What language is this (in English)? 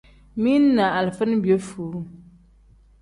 Tem